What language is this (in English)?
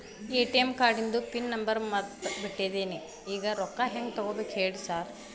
Kannada